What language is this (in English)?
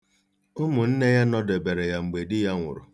Igbo